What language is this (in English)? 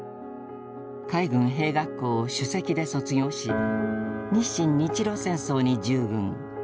Japanese